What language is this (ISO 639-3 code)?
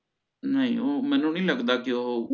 pan